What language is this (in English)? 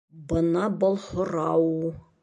Bashkir